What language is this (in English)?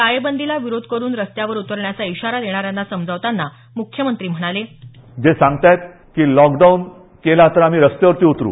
Marathi